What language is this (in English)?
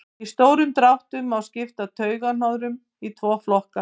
Icelandic